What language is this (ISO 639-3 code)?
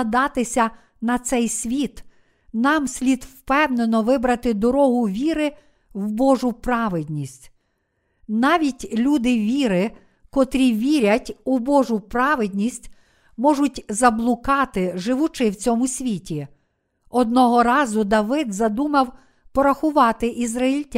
ukr